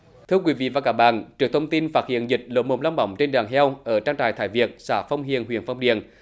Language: Vietnamese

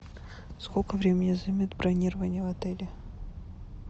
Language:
Russian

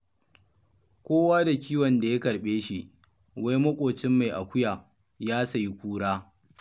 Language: Hausa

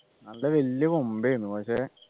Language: Malayalam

